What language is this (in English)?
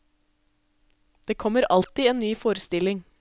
Norwegian